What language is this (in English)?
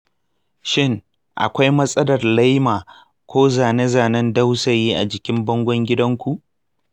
Hausa